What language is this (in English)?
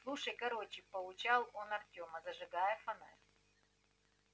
Russian